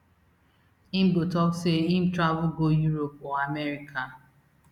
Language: Nigerian Pidgin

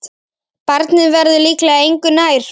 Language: Icelandic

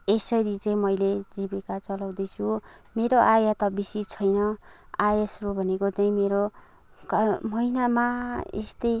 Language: Nepali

